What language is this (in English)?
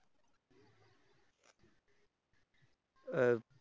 Marathi